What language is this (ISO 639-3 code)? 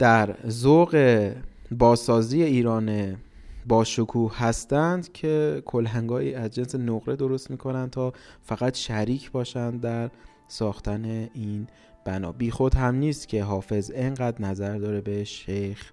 fas